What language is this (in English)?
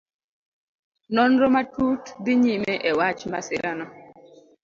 Luo (Kenya and Tanzania)